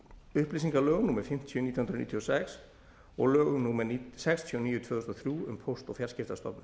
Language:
Icelandic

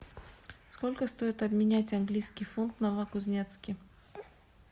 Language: Russian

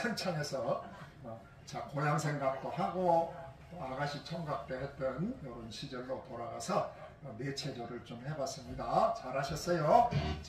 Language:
Korean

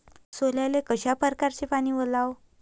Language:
Marathi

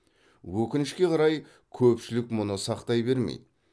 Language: Kazakh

